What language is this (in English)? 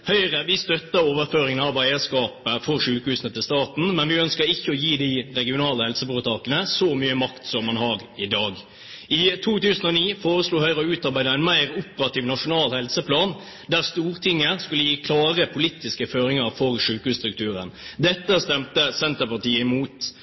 Norwegian Bokmål